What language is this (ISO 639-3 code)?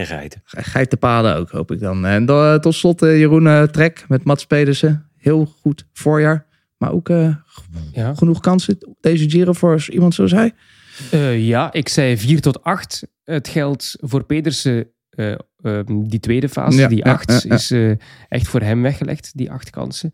nld